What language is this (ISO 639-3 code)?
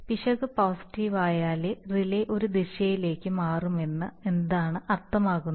mal